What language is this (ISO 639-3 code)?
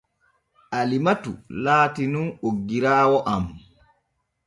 fue